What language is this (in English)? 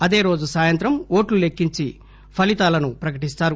Telugu